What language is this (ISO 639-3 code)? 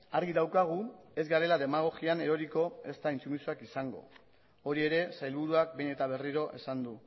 eus